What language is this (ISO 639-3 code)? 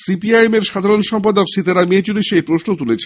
ben